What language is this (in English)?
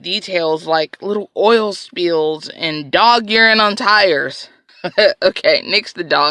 English